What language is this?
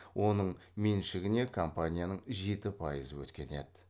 Kazakh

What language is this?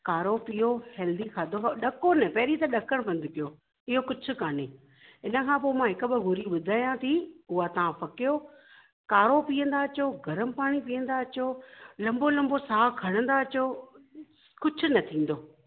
Sindhi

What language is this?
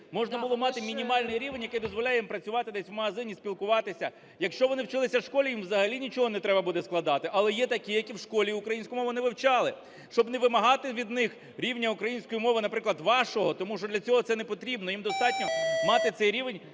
Ukrainian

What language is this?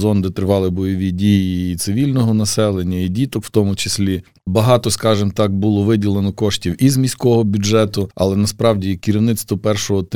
Ukrainian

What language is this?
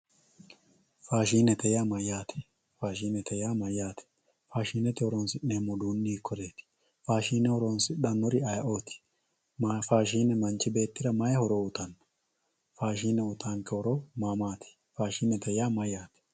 Sidamo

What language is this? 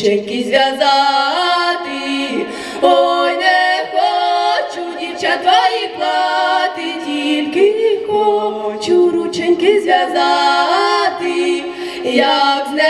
Ukrainian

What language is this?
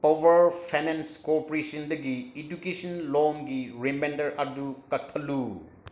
Manipuri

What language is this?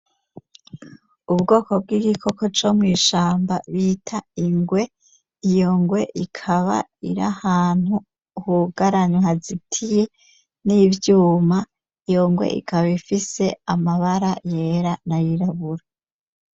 Rundi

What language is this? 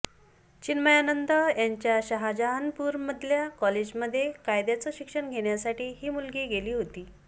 Marathi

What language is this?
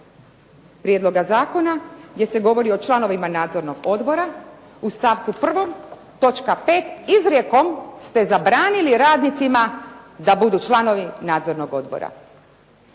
Croatian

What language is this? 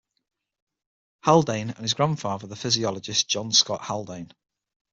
English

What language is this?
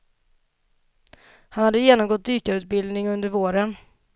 Swedish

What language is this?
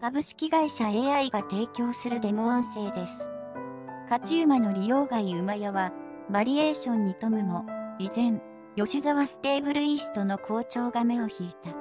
Japanese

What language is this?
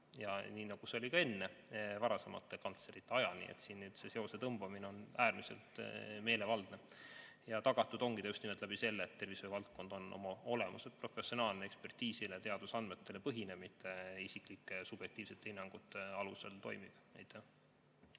Estonian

